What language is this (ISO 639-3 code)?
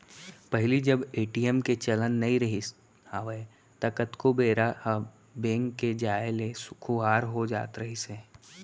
hne